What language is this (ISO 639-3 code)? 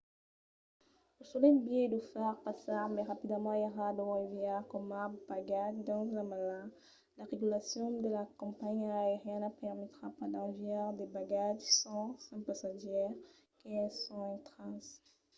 oci